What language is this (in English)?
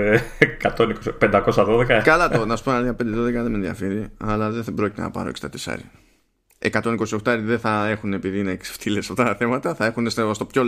Greek